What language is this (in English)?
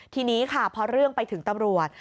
Thai